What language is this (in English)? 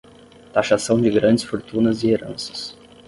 Portuguese